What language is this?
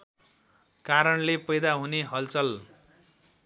Nepali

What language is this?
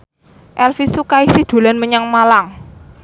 Javanese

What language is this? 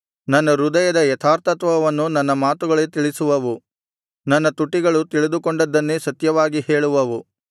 Kannada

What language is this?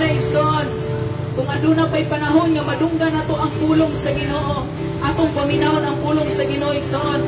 Filipino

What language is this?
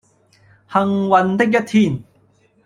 Cantonese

